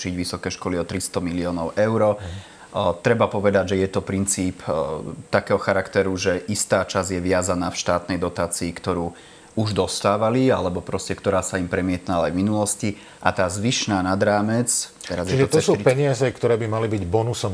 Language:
Slovak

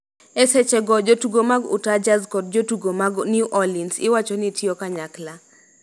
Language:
Luo (Kenya and Tanzania)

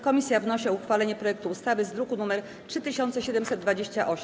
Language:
Polish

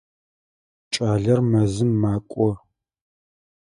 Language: Adyghe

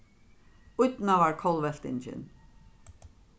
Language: Faroese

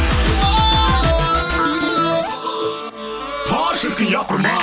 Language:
Kazakh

